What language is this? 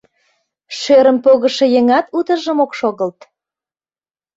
Mari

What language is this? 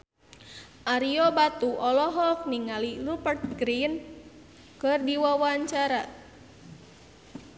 Sundanese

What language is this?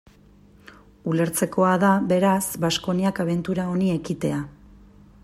Basque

